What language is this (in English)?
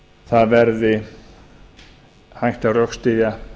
Icelandic